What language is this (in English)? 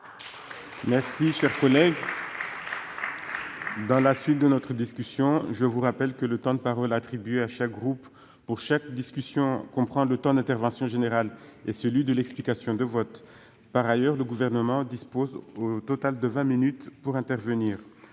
French